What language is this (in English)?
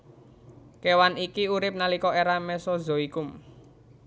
Javanese